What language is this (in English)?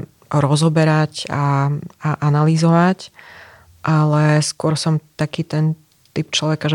Slovak